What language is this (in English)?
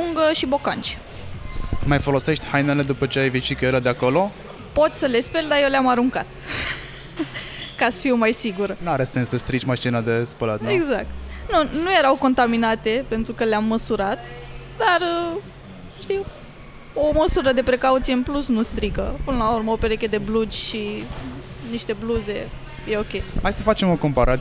Romanian